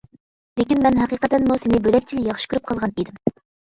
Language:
Uyghur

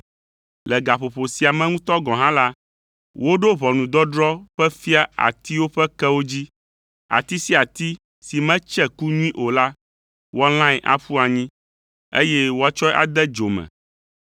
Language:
Ewe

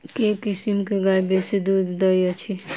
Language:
Maithili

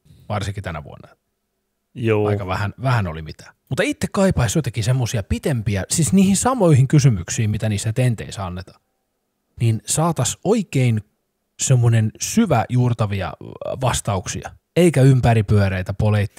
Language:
Finnish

